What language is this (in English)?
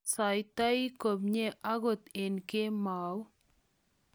Kalenjin